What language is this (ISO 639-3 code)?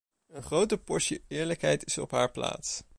nld